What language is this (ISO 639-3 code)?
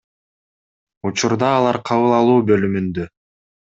kir